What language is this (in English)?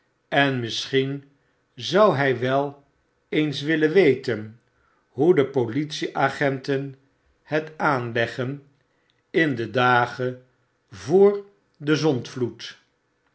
Dutch